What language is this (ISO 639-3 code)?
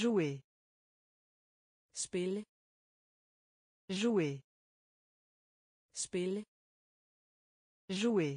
fra